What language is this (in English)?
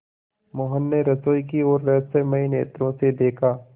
Hindi